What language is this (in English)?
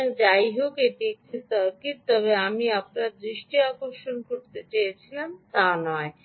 Bangla